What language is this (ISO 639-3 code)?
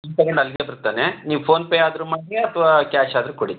kan